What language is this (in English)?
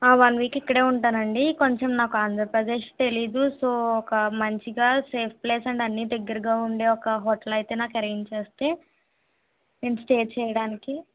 Telugu